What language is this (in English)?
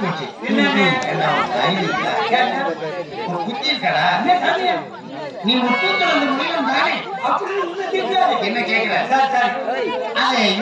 Arabic